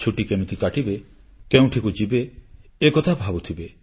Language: Odia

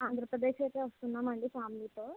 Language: Telugu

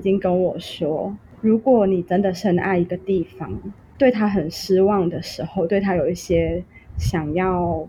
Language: Chinese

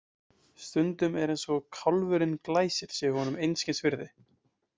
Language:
Icelandic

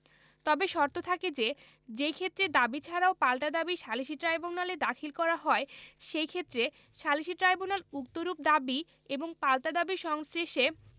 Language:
Bangla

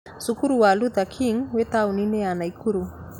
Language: Kikuyu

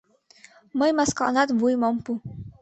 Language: Mari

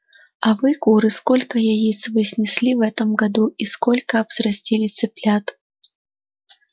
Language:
Russian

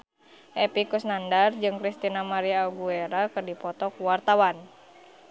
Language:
Sundanese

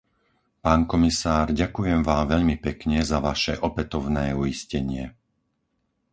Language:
Slovak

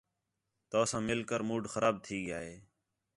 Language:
Khetrani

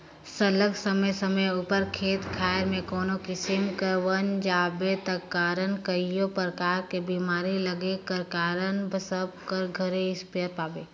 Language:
Chhattisgarhi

